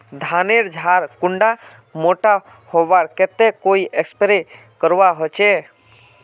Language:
Magahi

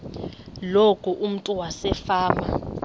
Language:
Xhosa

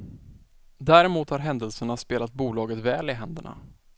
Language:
Swedish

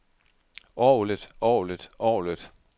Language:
Danish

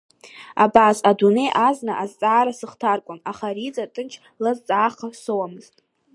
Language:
Abkhazian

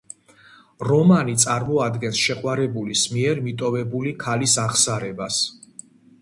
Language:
Georgian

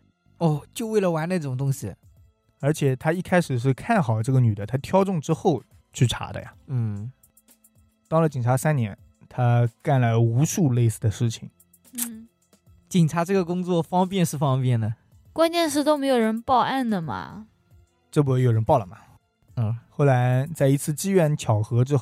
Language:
Chinese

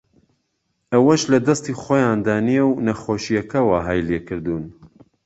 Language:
Central Kurdish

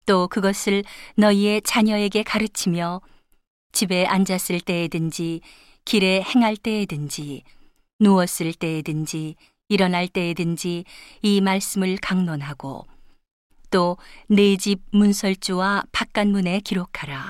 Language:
Korean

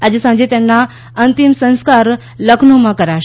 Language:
Gujarati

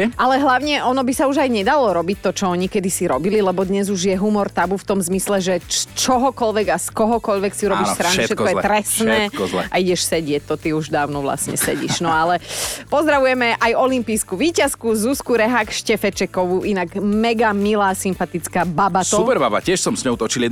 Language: Slovak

